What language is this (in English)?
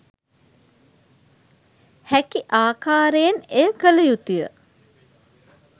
Sinhala